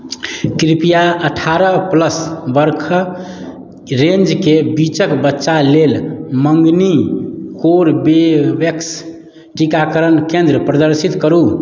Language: Maithili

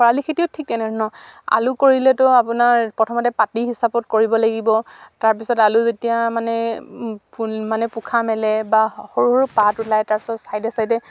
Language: Assamese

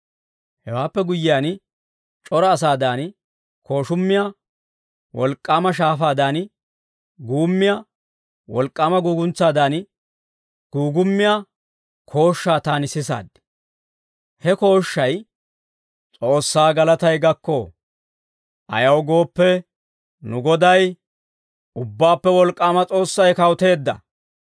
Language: Dawro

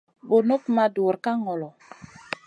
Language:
Masana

